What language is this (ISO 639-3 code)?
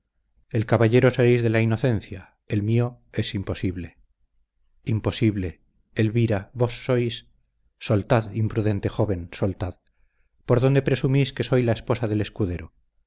spa